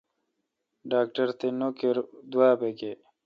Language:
Kalkoti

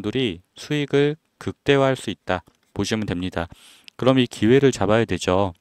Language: Korean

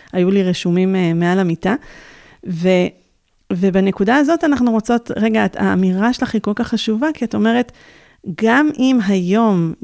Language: Hebrew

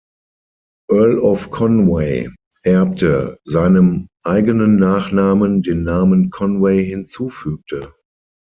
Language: German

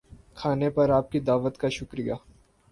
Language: Urdu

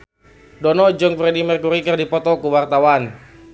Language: Sundanese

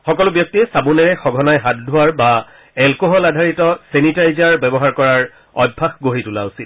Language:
Assamese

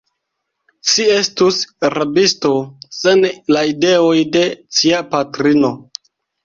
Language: Esperanto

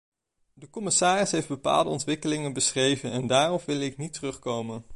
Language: Dutch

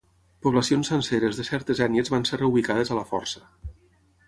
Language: Catalan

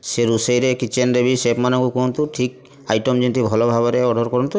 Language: Odia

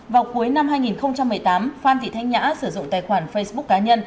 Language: Vietnamese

